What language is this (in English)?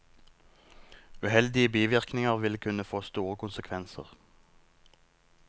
Norwegian